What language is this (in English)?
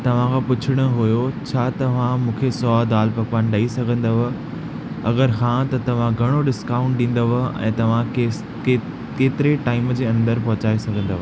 Sindhi